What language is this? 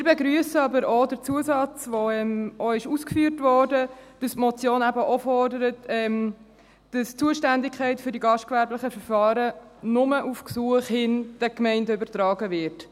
Swiss German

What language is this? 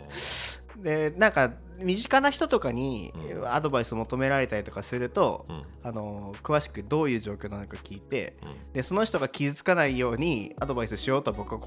Japanese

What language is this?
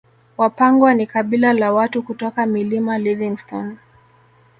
Swahili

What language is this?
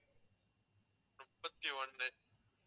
Tamil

